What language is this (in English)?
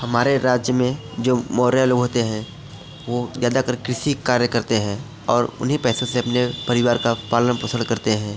Hindi